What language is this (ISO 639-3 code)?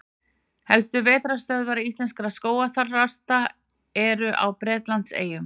isl